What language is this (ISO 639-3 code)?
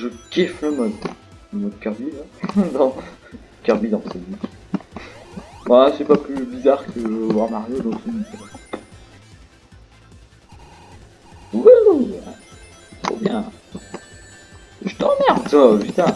fra